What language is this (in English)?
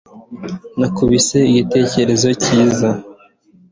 Kinyarwanda